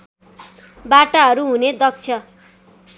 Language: Nepali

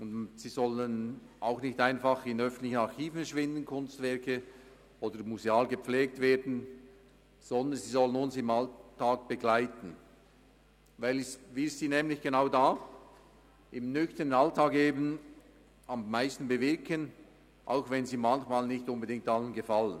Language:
Swiss German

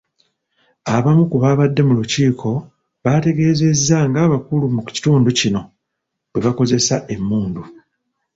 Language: Ganda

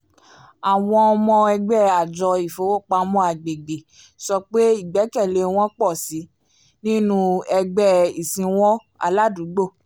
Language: Yoruba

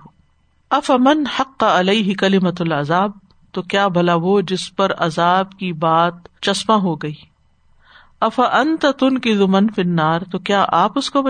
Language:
Urdu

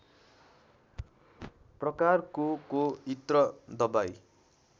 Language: Nepali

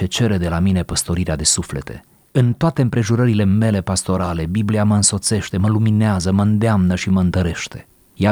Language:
Romanian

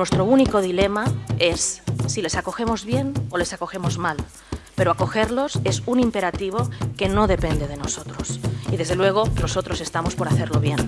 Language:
Spanish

